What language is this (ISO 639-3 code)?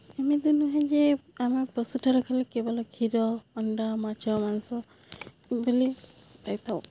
ori